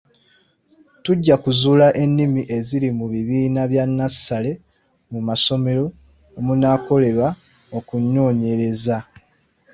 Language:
Ganda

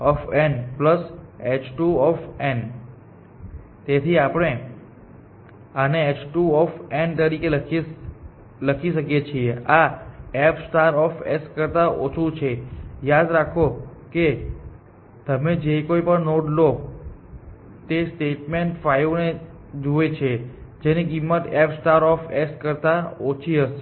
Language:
Gujarati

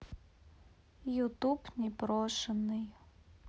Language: Russian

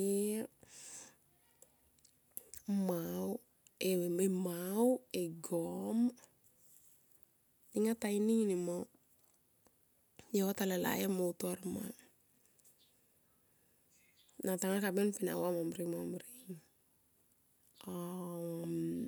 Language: Tomoip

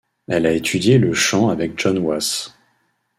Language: French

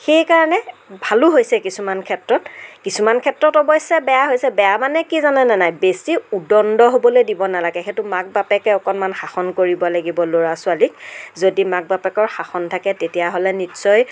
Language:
Assamese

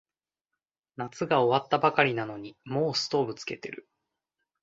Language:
Japanese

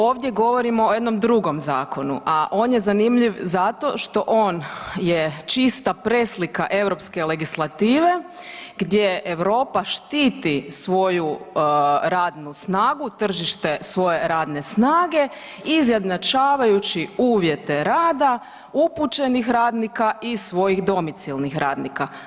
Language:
Croatian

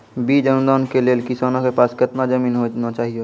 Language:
Maithili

